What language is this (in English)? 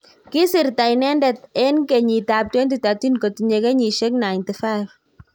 Kalenjin